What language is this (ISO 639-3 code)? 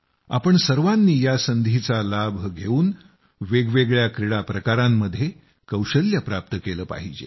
mar